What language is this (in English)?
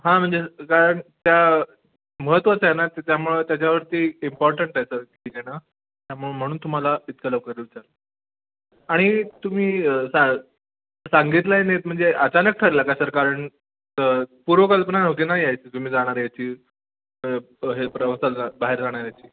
Marathi